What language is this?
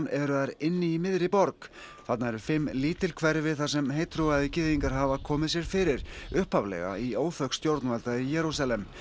Icelandic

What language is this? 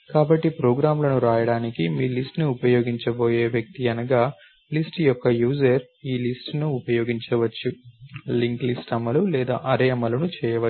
Telugu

